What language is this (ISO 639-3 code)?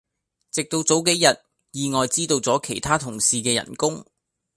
yue